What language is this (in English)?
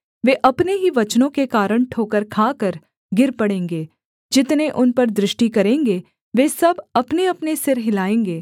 Hindi